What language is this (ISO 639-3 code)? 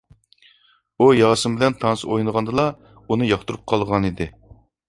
uig